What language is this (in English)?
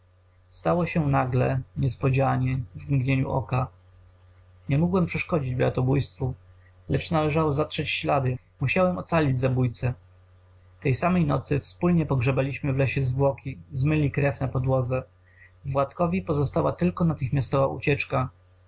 Polish